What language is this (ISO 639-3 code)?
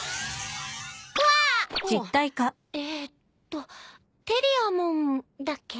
jpn